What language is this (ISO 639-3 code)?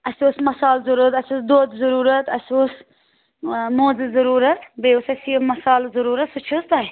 kas